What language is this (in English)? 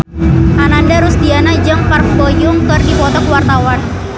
Sundanese